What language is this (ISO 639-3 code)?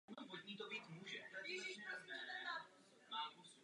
ces